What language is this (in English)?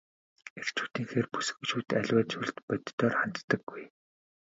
Mongolian